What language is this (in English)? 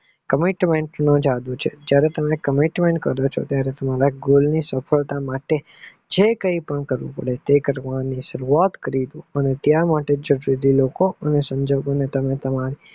Gujarati